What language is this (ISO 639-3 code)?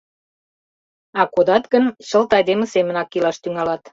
chm